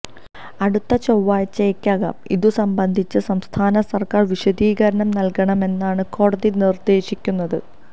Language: Malayalam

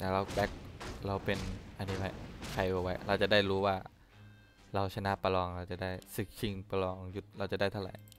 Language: Thai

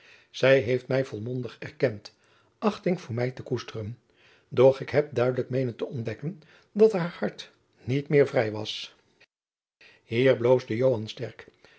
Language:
Dutch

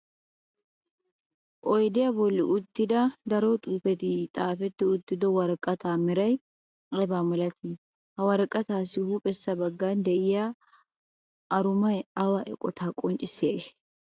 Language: Wolaytta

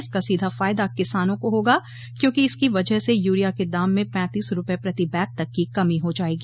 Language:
Hindi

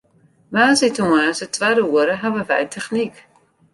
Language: Western Frisian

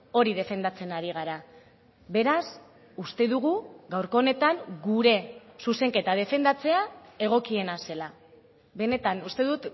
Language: Basque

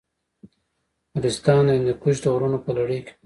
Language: Pashto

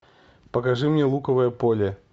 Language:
Russian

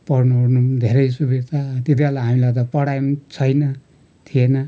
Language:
Nepali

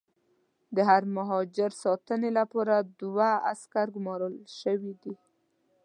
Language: Pashto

